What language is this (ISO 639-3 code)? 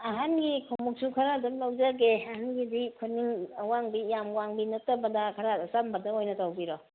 mni